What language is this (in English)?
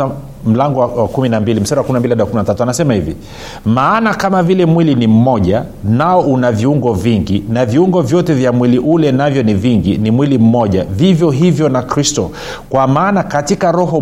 Swahili